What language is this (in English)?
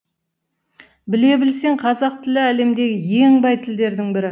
Kazakh